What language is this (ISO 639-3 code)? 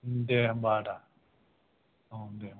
brx